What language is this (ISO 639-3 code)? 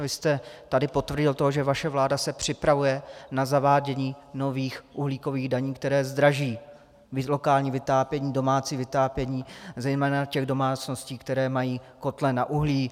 ces